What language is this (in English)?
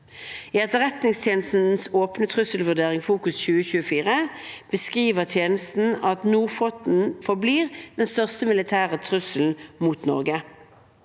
Norwegian